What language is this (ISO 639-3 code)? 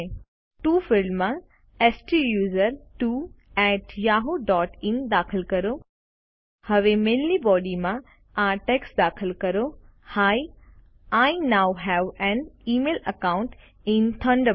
guj